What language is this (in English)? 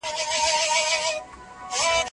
Pashto